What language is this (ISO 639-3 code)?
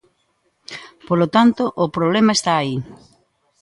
glg